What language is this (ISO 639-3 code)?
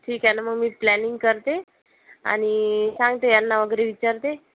mar